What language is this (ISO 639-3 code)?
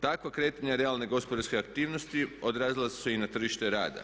hrv